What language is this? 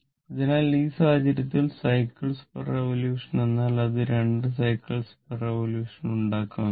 Malayalam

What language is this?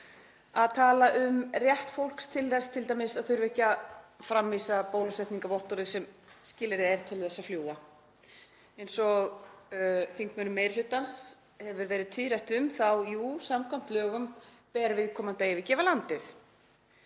Icelandic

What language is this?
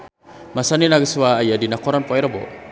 Sundanese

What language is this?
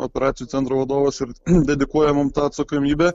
Lithuanian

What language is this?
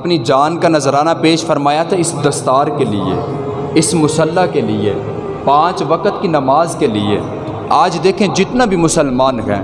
Urdu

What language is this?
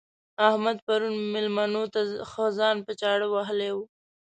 Pashto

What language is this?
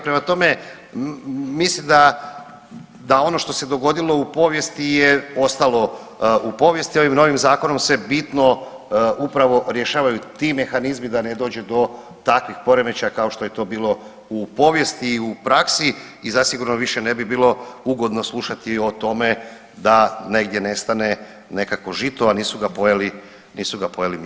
Croatian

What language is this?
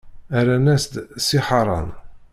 Kabyle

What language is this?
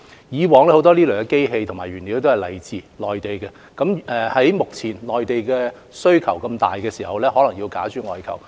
Cantonese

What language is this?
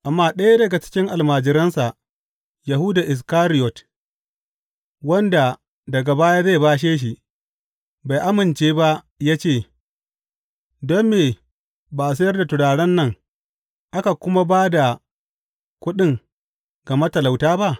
Hausa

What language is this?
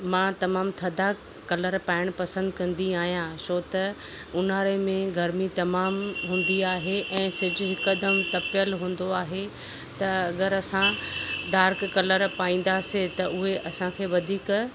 Sindhi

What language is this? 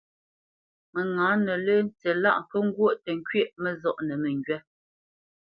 Bamenyam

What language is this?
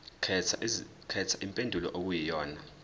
Zulu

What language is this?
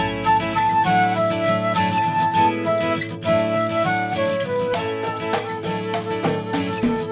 Indonesian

